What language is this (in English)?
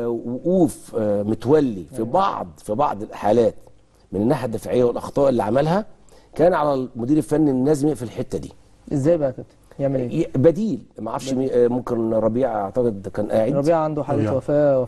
Arabic